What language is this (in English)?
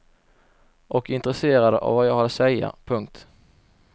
Swedish